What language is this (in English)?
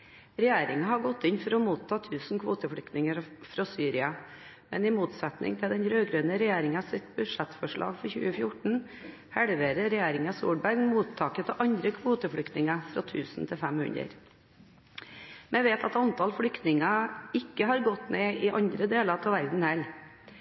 Norwegian Bokmål